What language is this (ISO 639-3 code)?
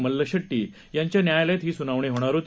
mar